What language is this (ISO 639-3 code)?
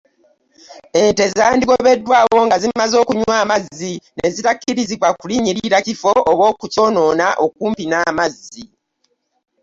lug